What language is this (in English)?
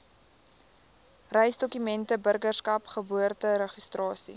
Afrikaans